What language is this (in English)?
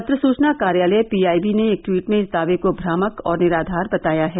Hindi